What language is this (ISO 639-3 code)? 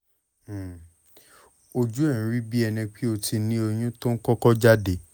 yor